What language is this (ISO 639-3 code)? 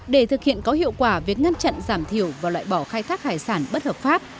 vie